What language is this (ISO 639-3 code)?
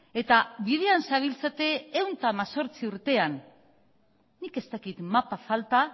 eus